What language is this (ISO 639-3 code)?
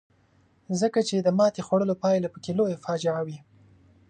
pus